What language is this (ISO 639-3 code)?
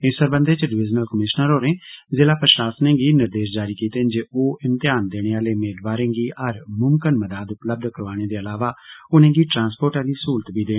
doi